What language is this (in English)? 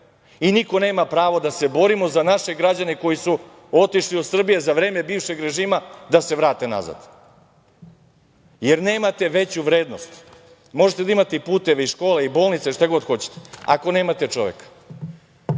Serbian